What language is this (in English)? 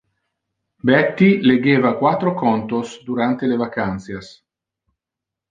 Interlingua